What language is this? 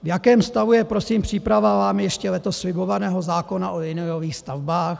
Czech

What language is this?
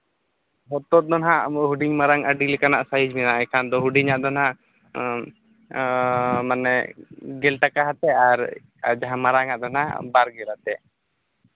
Santali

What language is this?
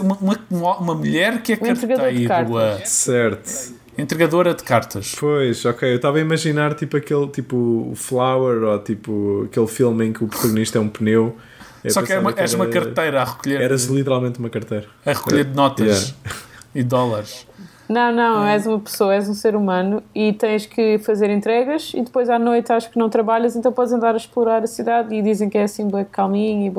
Portuguese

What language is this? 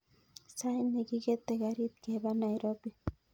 Kalenjin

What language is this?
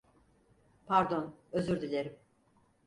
Turkish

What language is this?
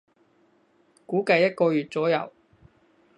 Cantonese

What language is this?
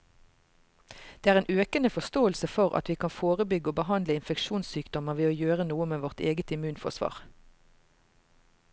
Norwegian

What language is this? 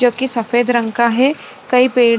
Hindi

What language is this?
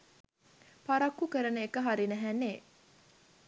Sinhala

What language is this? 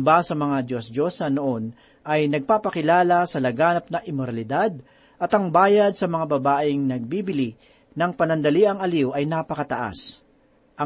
Filipino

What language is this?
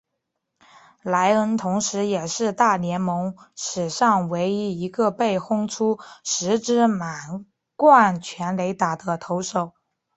Chinese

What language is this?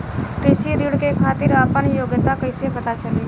Bhojpuri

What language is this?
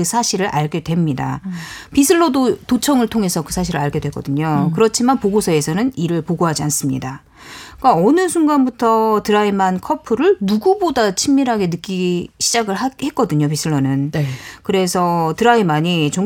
Korean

